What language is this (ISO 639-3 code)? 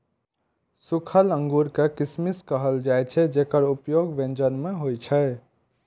mai